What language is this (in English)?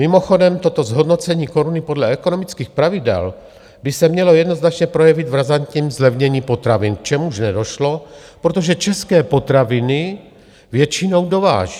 Czech